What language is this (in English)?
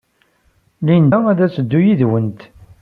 Kabyle